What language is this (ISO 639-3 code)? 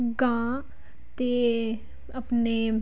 pan